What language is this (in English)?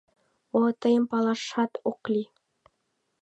Mari